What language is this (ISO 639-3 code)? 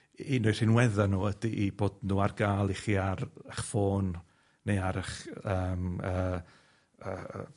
cym